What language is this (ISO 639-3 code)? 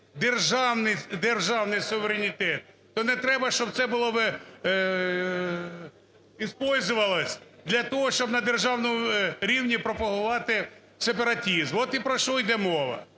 ukr